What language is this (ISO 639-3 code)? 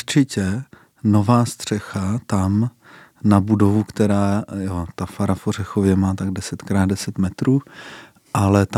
ces